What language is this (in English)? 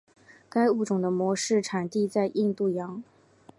Chinese